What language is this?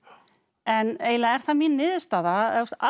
Icelandic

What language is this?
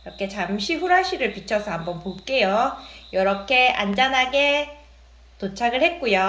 Korean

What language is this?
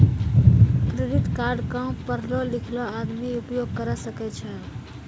Maithili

